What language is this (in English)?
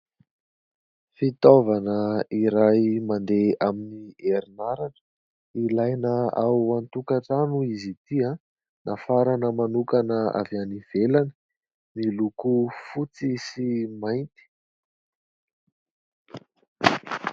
Malagasy